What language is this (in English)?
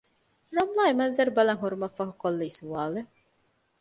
Divehi